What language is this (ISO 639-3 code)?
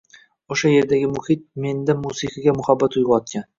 uzb